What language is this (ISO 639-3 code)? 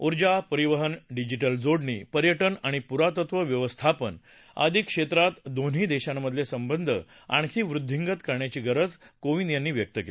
mar